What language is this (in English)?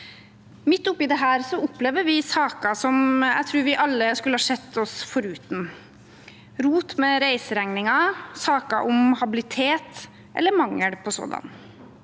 Norwegian